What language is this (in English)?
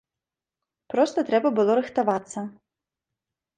Belarusian